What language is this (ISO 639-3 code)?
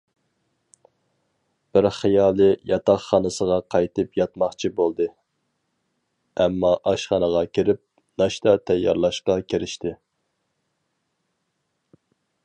uig